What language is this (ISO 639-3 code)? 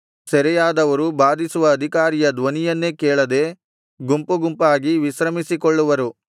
kan